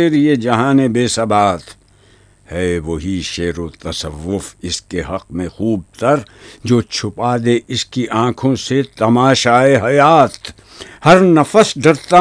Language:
Urdu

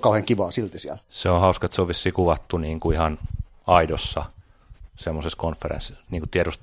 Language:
Finnish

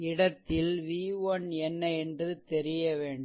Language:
Tamil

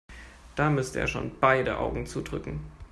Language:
German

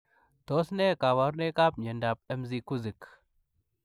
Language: Kalenjin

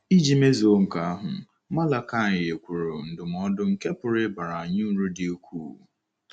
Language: Igbo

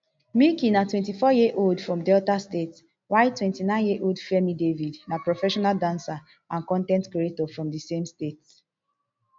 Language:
Nigerian Pidgin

